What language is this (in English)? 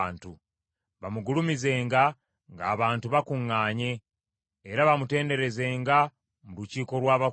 Ganda